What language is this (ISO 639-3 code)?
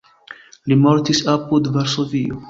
epo